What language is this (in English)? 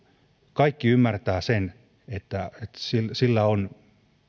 Finnish